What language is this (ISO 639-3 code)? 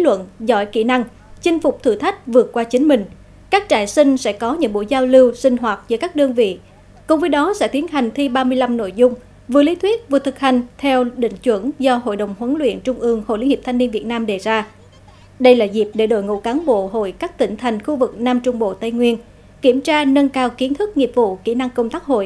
vie